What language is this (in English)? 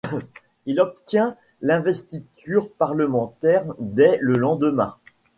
French